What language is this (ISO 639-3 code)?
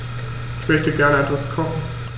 deu